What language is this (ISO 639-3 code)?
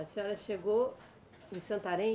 por